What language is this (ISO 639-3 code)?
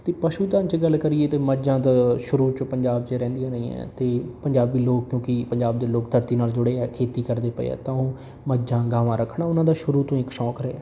pan